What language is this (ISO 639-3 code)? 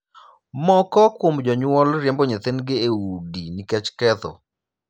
luo